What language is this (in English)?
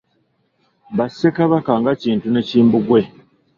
Ganda